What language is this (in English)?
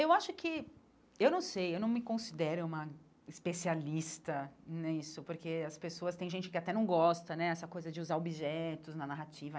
Portuguese